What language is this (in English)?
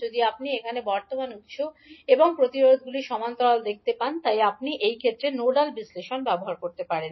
Bangla